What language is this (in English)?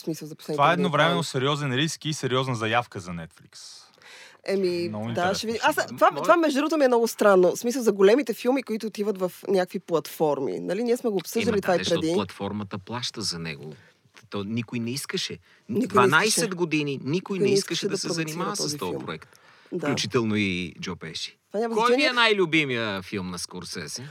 Bulgarian